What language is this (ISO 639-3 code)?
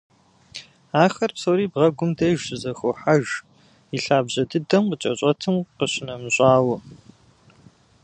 kbd